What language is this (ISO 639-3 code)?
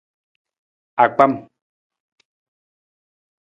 nmz